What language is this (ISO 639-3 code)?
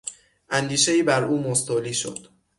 fas